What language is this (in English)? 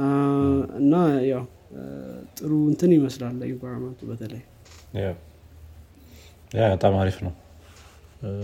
Amharic